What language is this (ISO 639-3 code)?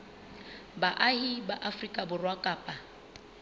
sot